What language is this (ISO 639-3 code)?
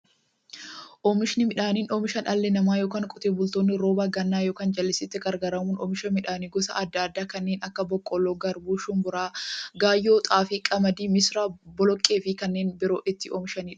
orm